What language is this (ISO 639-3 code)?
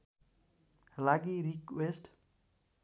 nep